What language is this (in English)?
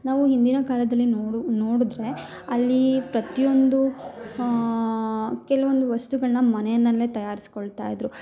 Kannada